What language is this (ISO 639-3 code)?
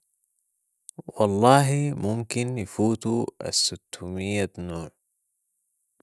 apd